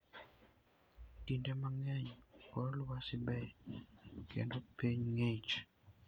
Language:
Luo (Kenya and Tanzania)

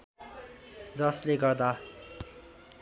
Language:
Nepali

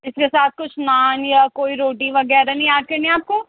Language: Urdu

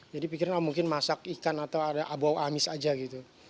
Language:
Indonesian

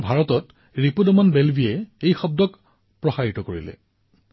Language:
Assamese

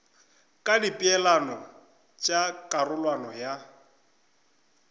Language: Northern Sotho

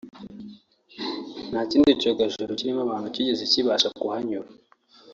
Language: Kinyarwanda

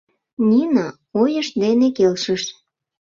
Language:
Mari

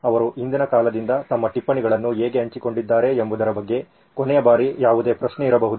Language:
Kannada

